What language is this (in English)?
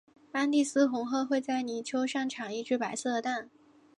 Chinese